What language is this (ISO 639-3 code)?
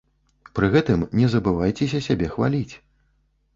bel